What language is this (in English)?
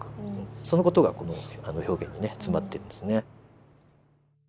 Japanese